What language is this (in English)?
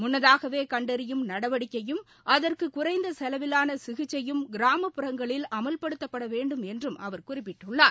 Tamil